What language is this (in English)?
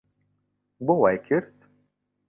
Central Kurdish